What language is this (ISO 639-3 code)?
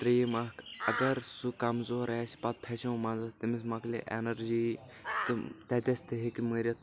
kas